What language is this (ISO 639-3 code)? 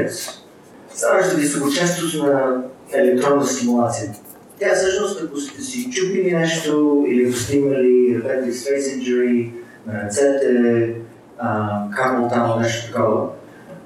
bul